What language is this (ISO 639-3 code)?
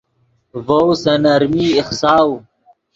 ydg